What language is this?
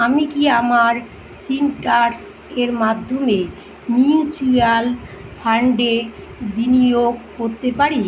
Bangla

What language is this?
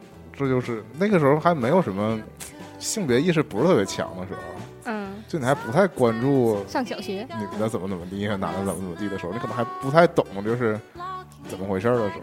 Chinese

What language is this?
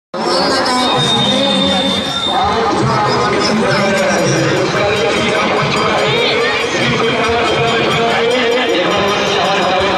Arabic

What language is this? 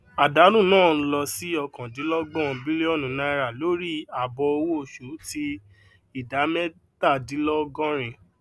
Yoruba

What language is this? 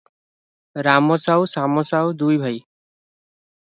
Odia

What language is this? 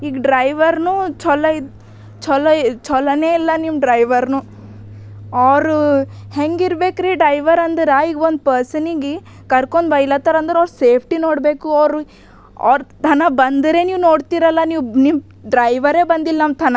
Kannada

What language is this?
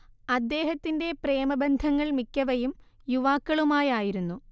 Malayalam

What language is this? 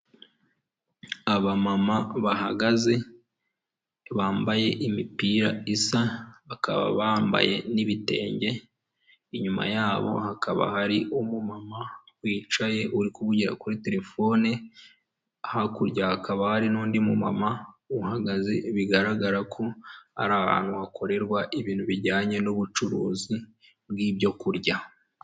Kinyarwanda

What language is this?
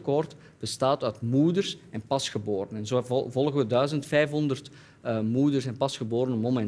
Dutch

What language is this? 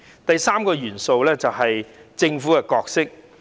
Cantonese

